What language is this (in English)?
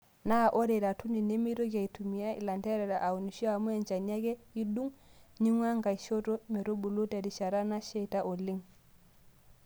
Masai